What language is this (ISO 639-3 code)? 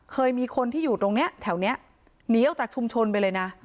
tha